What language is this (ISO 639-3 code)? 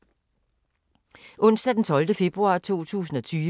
dan